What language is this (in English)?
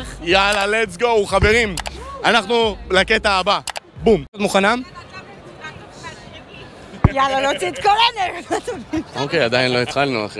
Hebrew